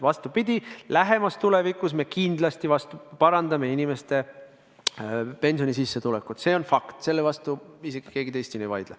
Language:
Estonian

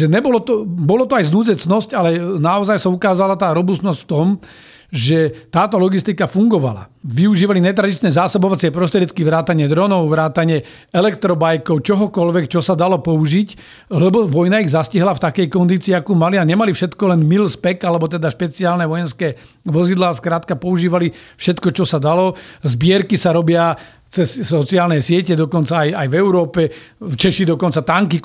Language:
Slovak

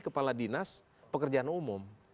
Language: Indonesian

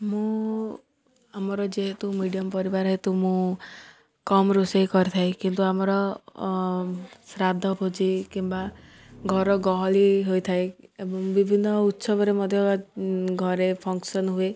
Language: Odia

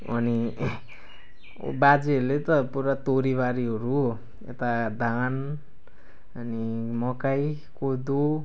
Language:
Nepali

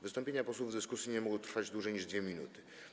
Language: Polish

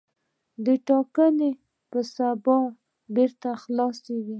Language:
Pashto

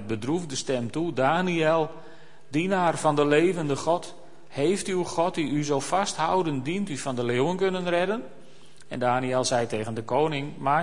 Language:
Dutch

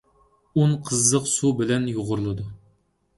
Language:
Uyghur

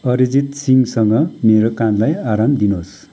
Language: Nepali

